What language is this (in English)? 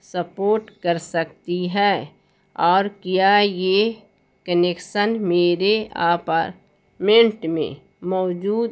Urdu